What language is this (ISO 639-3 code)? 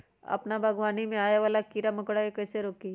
mag